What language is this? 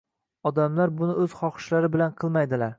Uzbek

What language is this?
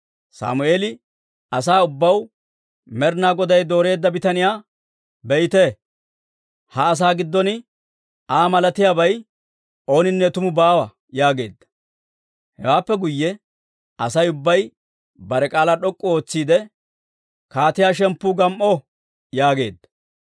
Dawro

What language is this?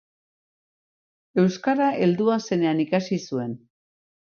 Basque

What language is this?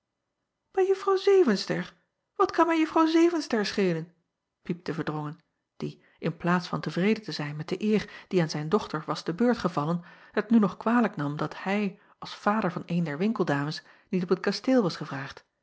Dutch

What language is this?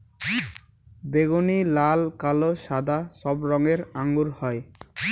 Bangla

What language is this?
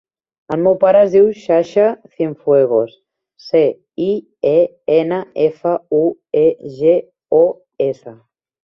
Catalan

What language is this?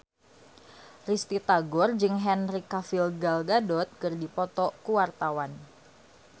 Sundanese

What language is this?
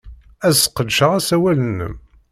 Kabyle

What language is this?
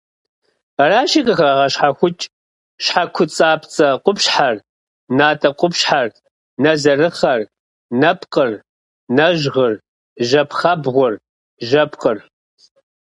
Kabardian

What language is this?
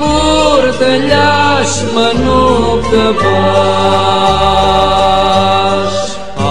Greek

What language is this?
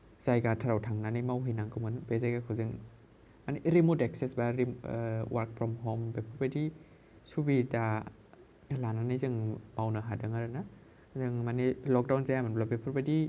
Bodo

